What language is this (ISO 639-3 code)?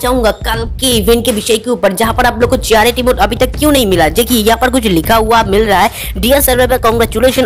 hin